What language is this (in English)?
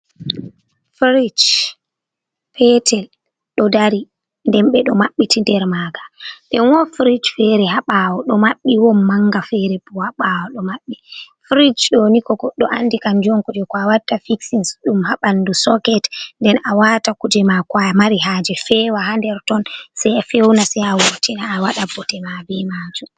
Fula